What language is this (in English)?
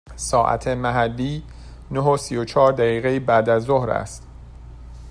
Persian